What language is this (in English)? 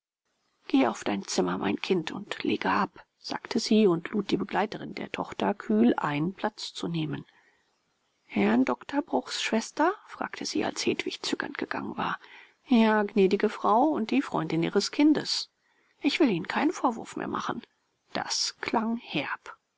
German